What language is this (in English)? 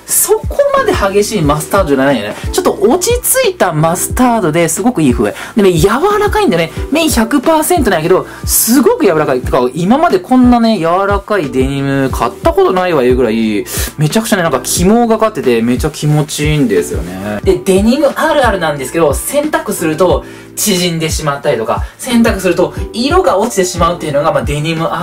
Japanese